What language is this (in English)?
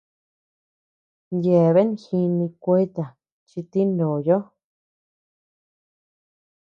Tepeuxila Cuicatec